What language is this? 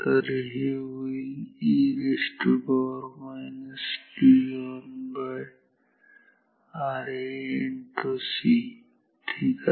Marathi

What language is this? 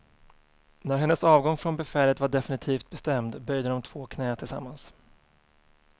Swedish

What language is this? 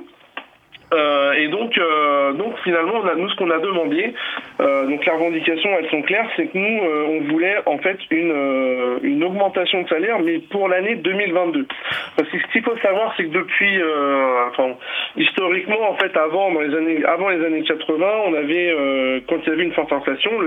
French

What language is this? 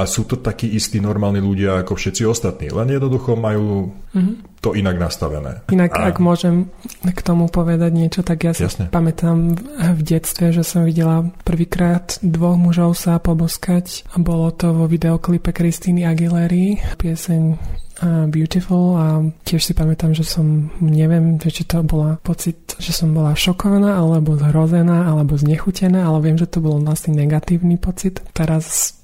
Slovak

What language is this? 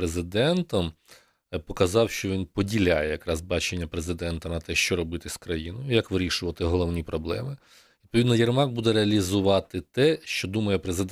Ukrainian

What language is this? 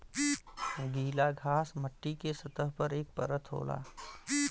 Bhojpuri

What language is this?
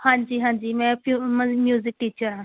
Punjabi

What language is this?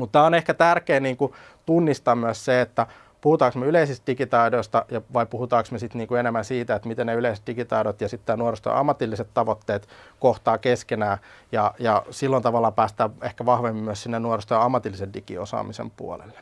Finnish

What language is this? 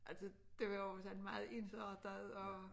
Danish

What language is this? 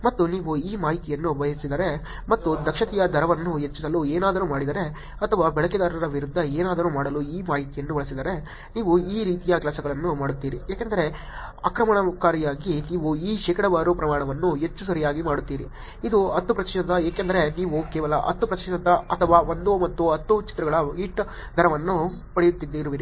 Kannada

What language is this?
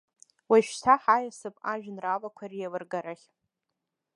Abkhazian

